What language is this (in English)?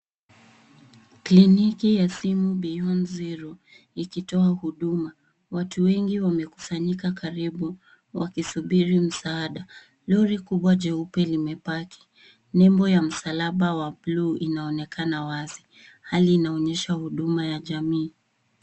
Swahili